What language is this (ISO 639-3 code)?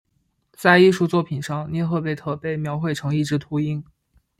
zho